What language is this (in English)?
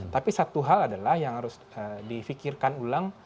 Indonesian